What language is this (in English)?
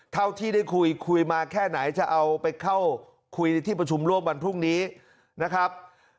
Thai